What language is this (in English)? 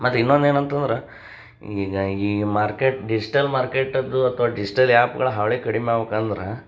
Kannada